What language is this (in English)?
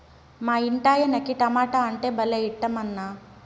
Telugu